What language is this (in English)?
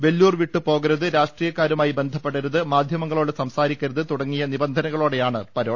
Malayalam